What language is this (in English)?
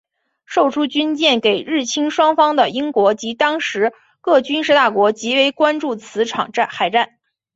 Chinese